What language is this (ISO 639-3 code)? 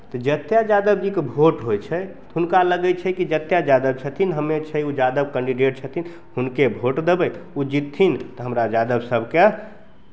mai